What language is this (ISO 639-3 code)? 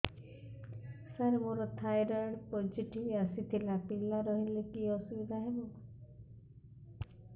ori